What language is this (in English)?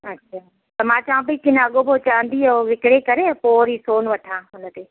Sindhi